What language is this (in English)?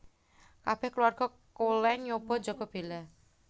Javanese